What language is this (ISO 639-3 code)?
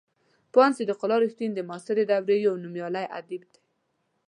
pus